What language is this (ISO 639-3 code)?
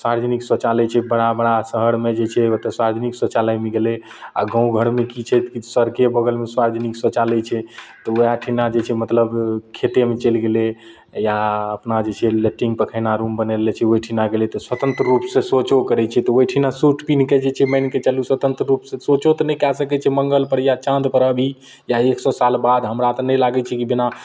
mai